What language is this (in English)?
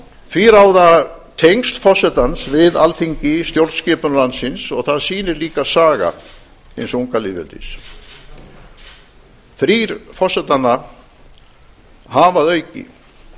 Icelandic